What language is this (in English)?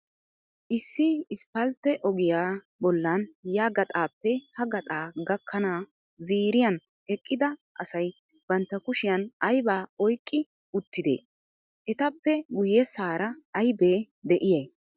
Wolaytta